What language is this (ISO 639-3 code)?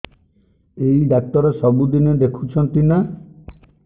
ori